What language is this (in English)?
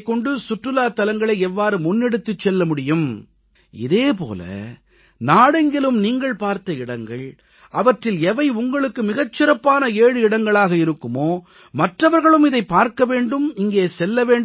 Tamil